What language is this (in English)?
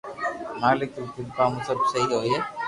Loarki